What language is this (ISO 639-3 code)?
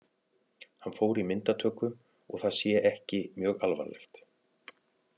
isl